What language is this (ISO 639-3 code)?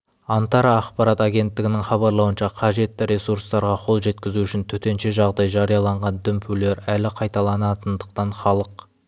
kaz